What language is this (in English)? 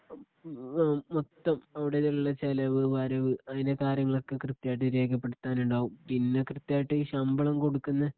Malayalam